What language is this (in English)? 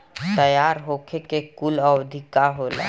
Bhojpuri